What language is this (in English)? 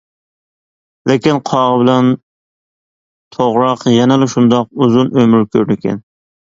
Uyghur